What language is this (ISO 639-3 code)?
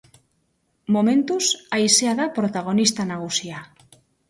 eus